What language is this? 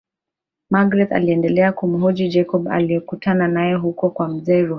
Swahili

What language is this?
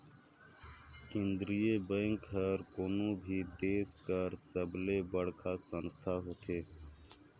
Chhattisgarhi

